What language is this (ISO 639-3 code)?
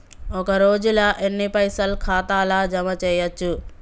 tel